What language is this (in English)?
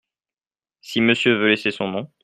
French